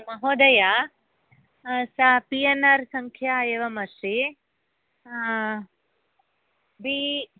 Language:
Sanskrit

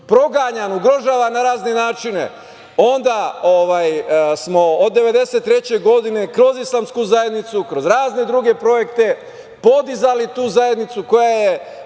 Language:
Serbian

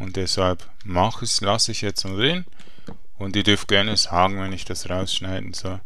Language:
German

